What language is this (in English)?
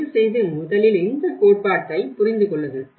Tamil